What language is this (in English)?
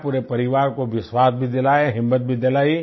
Hindi